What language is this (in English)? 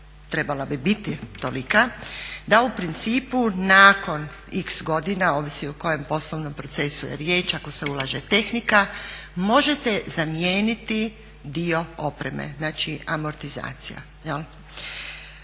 Croatian